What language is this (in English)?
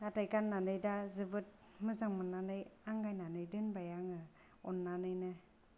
Bodo